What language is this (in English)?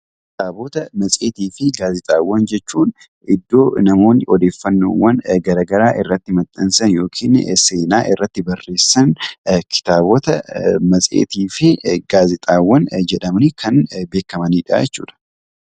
Oromo